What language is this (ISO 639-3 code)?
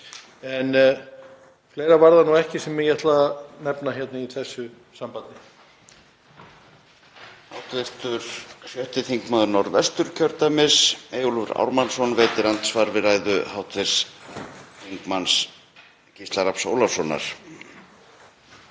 isl